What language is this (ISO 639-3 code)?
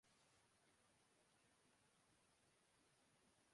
urd